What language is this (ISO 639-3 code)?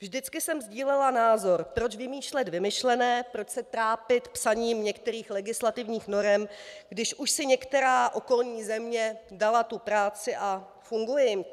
ces